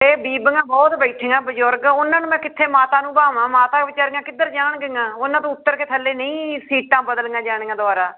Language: Punjabi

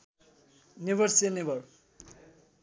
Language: Nepali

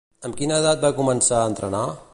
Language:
Catalan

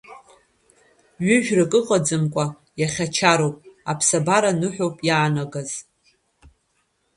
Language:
Abkhazian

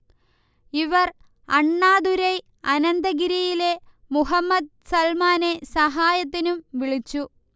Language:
Malayalam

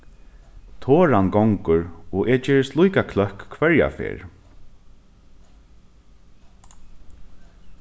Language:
Faroese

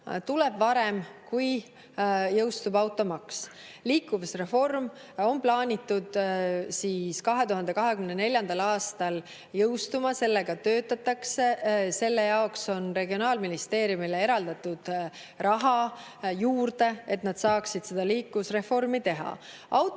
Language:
Estonian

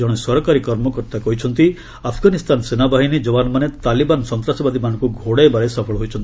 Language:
Odia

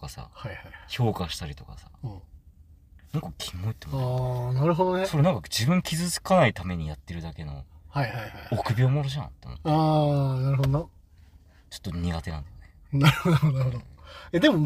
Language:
Japanese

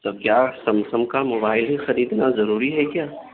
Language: Urdu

